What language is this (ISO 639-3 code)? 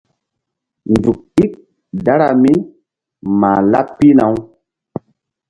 mdd